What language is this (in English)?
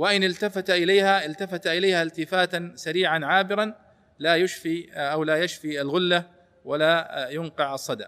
Arabic